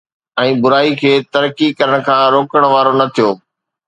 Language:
Sindhi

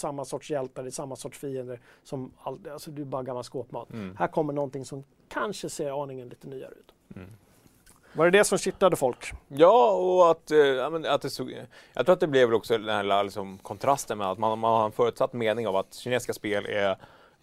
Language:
Swedish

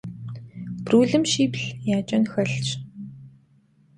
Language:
Kabardian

